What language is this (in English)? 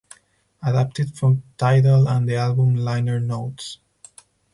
English